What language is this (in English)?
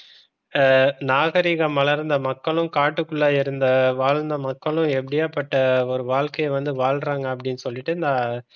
Tamil